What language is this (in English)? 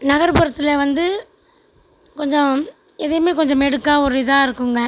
Tamil